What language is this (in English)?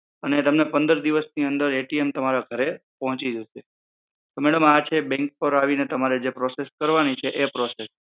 Gujarati